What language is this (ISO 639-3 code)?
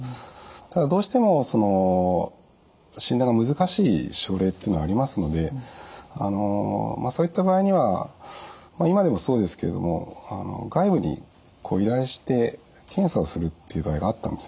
jpn